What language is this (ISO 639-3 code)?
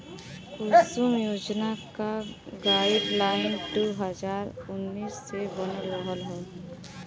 bho